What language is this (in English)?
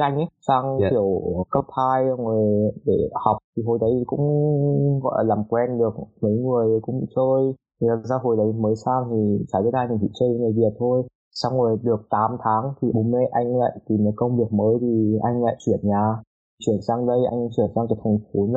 Vietnamese